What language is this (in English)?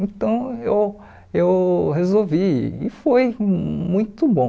Portuguese